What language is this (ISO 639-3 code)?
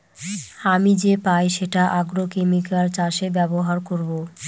ben